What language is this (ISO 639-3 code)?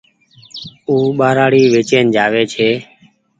gig